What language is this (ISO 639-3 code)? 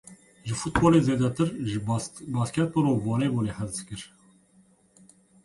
kur